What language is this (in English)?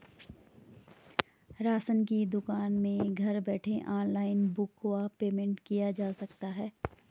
Hindi